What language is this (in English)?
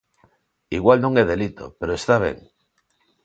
Galician